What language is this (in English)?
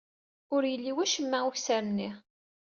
Kabyle